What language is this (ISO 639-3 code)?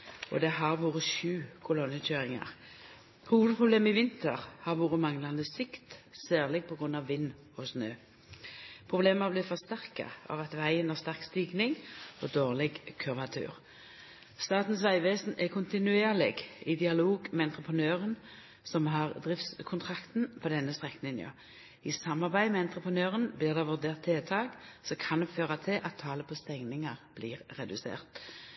nno